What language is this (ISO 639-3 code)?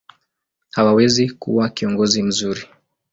swa